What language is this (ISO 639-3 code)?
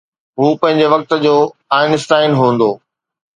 snd